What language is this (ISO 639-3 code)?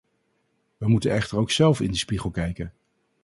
nld